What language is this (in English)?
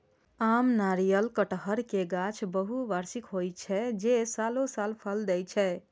Maithili